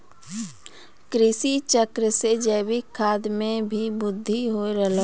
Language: Maithili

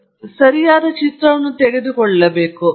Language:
Kannada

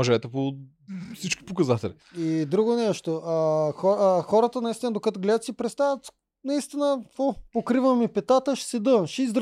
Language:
Bulgarian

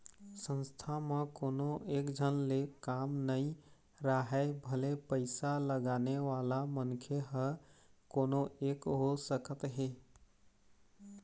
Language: Chhattisgarhi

